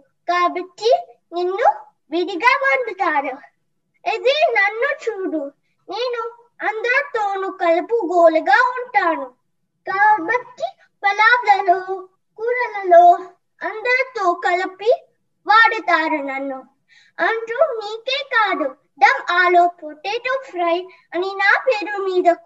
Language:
Telugu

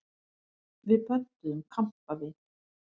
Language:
Icelandic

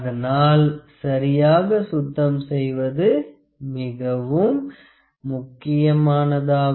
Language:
Tamil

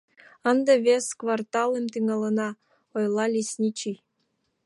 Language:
Mari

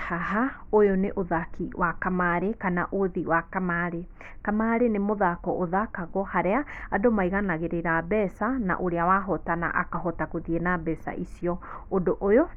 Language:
Kikuyu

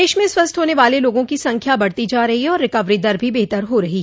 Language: Hindi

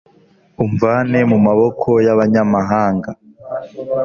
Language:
Kinyarwanda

